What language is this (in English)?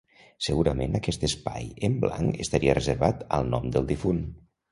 Catalan